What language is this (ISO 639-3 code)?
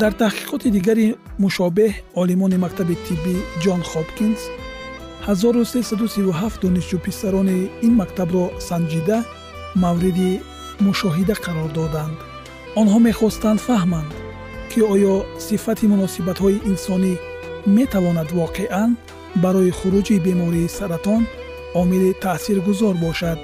fas